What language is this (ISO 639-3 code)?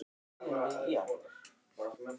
isl